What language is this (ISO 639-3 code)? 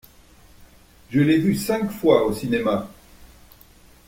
fra